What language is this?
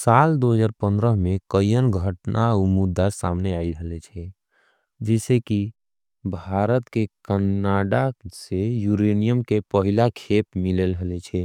Angika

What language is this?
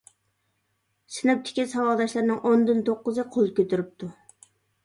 Uyghur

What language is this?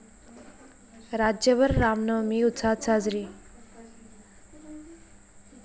Marathi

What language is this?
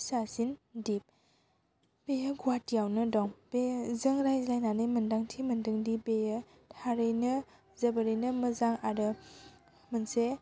Bodo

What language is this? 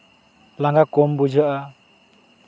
Santali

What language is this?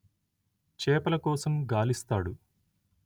Telugu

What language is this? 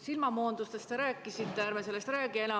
Estonian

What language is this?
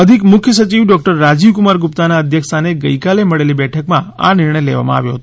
Gujarati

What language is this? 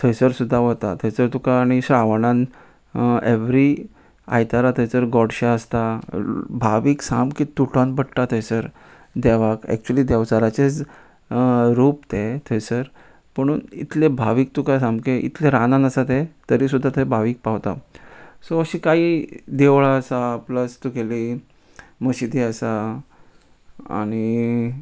Konkani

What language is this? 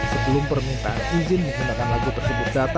Indonesian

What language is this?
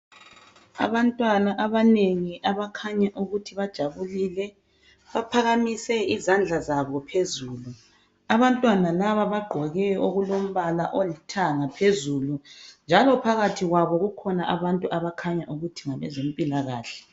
North Ndebele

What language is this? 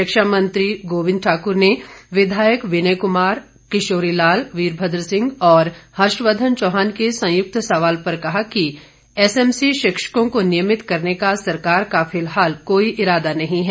Hindi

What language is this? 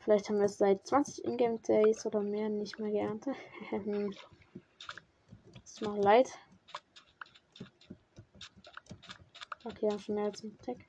German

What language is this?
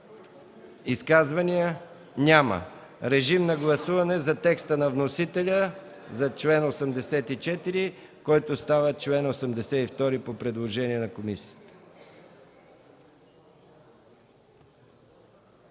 Bulgarian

